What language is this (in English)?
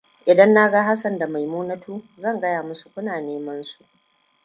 Hausa